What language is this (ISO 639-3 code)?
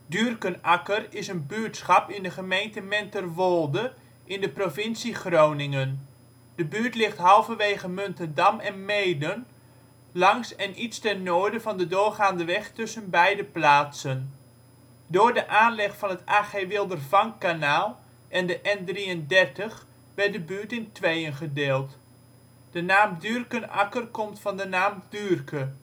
nld